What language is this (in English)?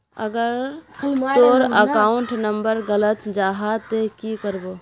Magahi